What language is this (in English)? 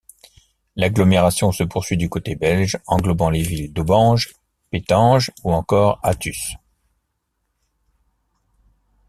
French